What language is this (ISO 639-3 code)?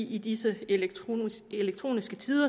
dan